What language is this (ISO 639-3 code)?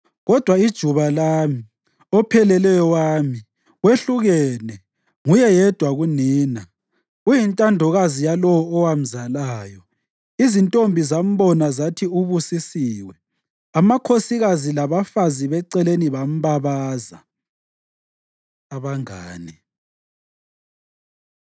nde